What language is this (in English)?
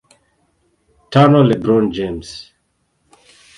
Swahili